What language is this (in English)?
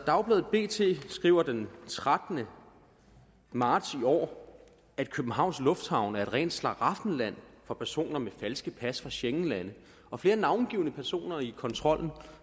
Danish